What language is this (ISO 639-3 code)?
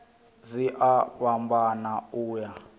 ven